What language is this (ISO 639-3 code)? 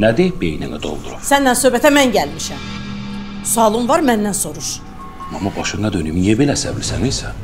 tur